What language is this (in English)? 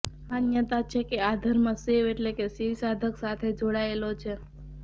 Gujarati